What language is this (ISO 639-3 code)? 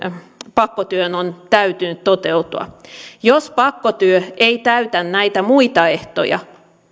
fin